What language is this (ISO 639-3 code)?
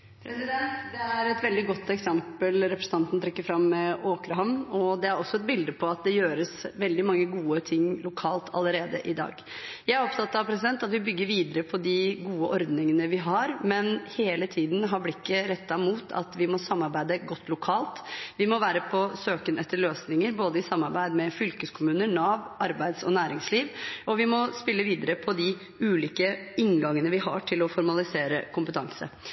nob